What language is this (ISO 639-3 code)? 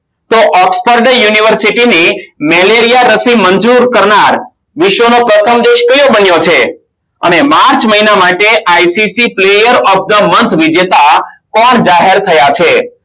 guj